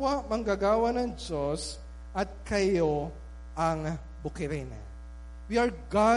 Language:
Filipino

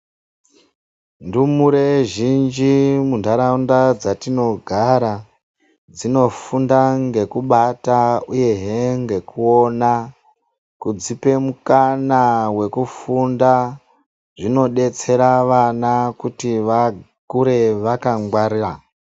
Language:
Ndau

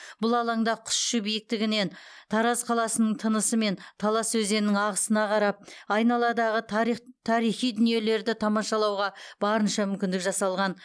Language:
Kazakh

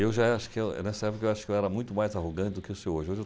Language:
Portuguese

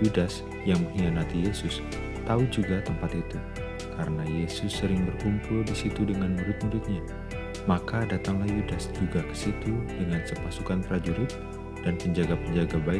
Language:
Indonesian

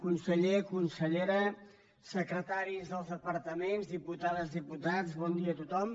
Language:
Catalan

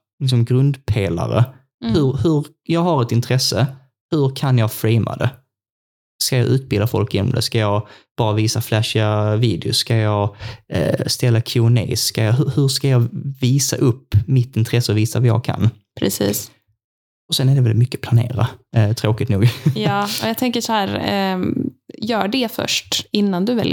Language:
Swedish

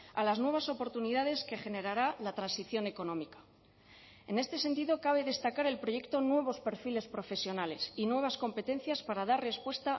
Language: Spanish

